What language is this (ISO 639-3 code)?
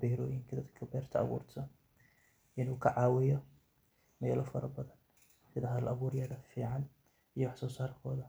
som